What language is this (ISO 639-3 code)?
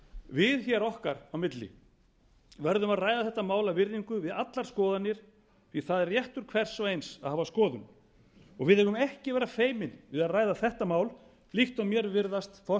isl